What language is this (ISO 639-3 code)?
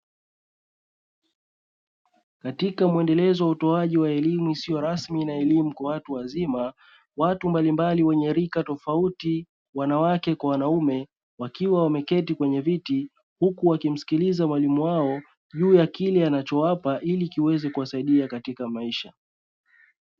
swa